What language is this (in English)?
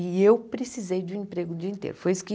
Portuguese